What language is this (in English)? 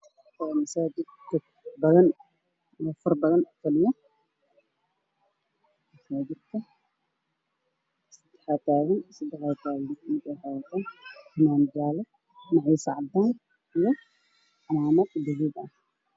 Somali